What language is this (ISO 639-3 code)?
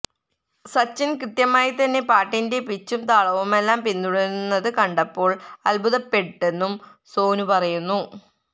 mal